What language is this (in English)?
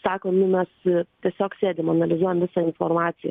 Lithuanian